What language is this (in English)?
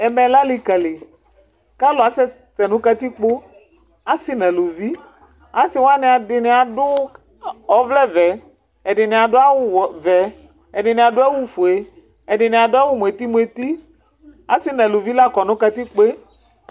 Ikposo